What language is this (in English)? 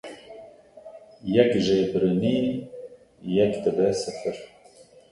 Kurdish